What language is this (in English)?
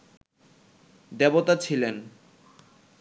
Bangla